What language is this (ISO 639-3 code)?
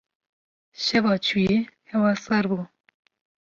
kur